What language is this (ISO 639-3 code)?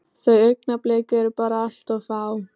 isl